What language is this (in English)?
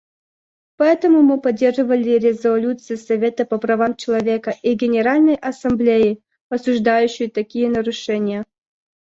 Russian